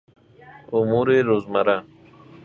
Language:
Persian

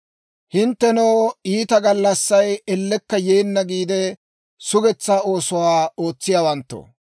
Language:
Dawro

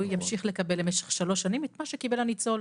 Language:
Hebrew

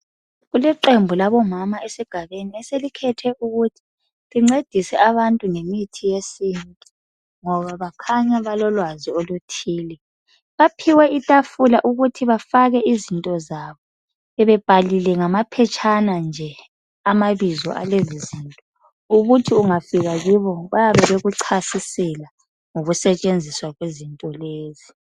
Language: North Ndebele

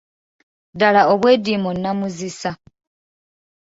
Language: Ganda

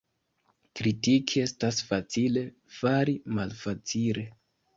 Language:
Esperanto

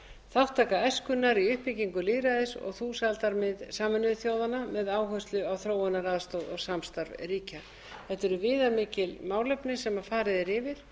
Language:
Icelandic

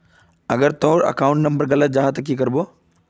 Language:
Magahi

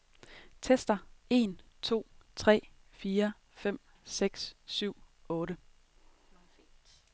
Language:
Danish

